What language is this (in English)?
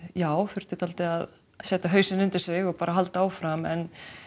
Icelandic